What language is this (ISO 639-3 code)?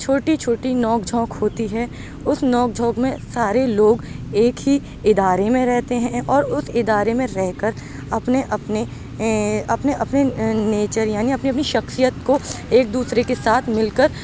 urd